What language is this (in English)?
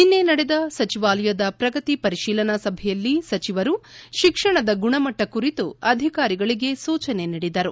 Kannada